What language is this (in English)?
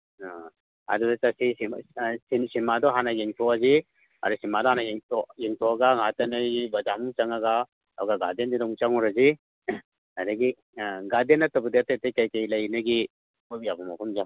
Manipuri